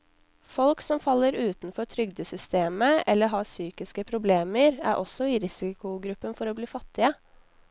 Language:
Norwegian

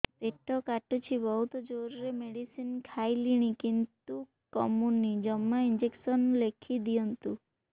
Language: Odia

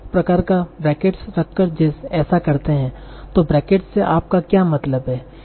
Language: Hindi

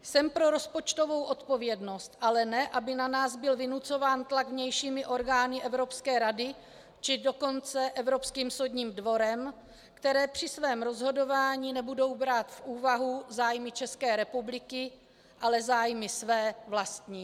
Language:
Czech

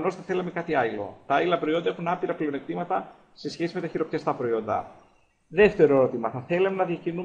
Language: Greek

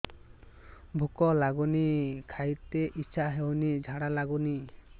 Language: Odia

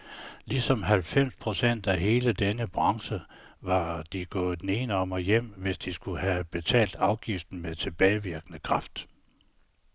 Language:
Danish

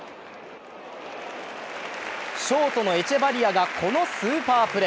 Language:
Japanese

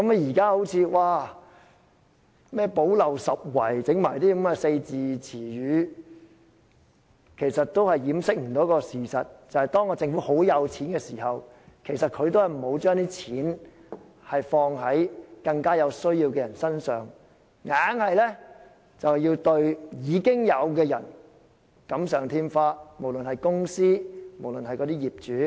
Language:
Cantonese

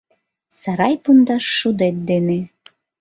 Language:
Mari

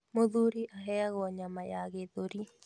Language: Kikuyu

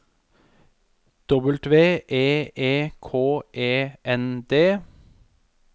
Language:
Norwegian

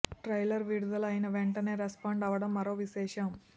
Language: Telugu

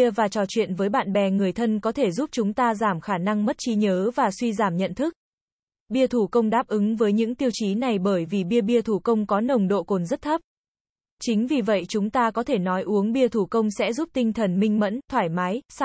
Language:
Vietnamese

